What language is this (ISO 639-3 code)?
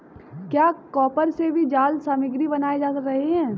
hin